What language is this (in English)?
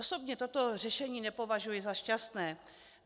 Czech